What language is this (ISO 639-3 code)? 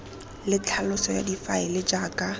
tsn